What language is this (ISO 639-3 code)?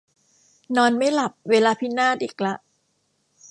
tha